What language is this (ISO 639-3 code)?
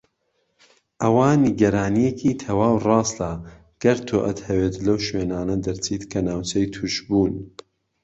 ckb